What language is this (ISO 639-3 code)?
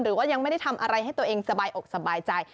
tha